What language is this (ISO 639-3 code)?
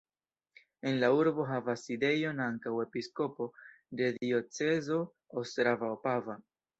epo